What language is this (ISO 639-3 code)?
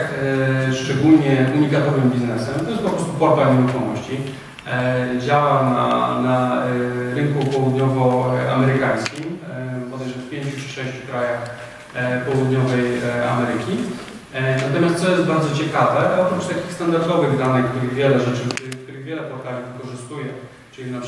pol